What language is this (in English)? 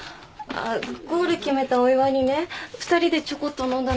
Japanese